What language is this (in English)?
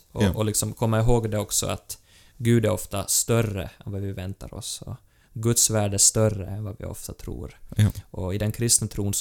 Swedish